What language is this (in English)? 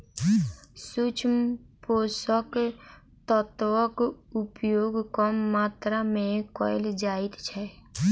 Maithili